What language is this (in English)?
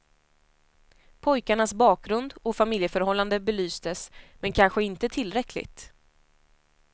Swedish